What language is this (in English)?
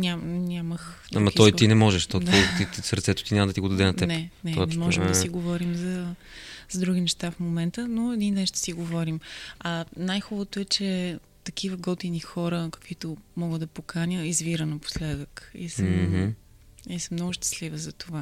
Bulgarian